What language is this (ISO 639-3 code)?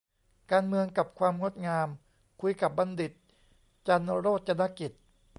tha